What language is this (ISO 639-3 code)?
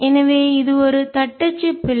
tam